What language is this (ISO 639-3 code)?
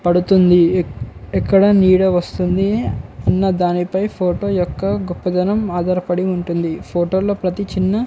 tel